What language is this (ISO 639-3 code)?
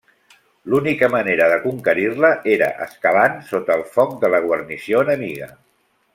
cat